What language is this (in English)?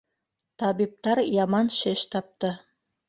Bashkir